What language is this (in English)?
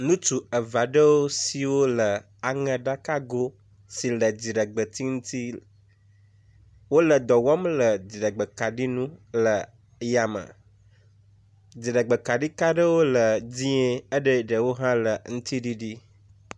Ewe